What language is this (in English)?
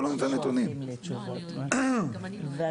Hebrew